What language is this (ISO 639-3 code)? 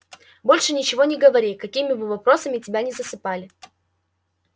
rus